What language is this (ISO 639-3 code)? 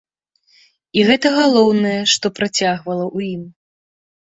bel